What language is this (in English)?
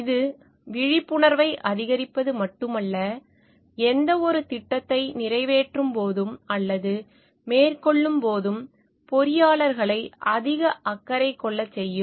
Tamil